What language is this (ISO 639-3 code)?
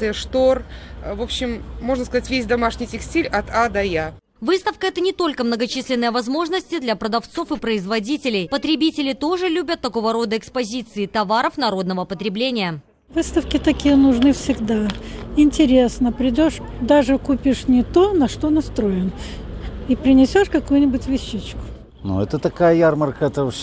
rus